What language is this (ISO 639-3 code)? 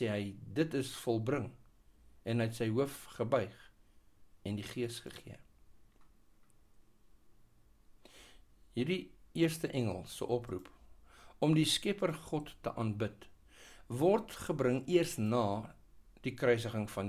nld